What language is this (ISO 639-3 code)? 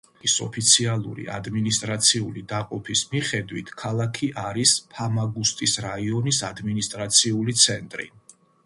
kat